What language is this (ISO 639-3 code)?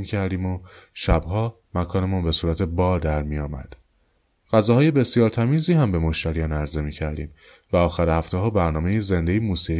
fas